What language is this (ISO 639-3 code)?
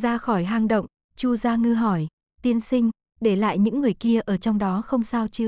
vie